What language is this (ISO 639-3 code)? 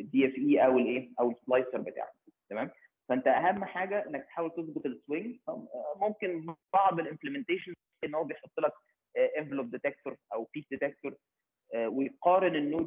ara